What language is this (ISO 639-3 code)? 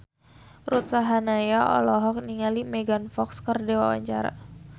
sun